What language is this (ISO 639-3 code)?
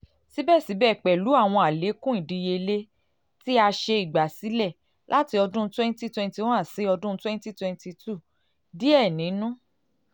yor